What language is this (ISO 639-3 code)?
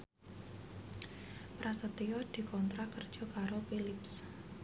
jav